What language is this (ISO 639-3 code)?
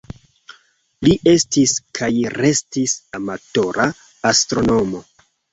epo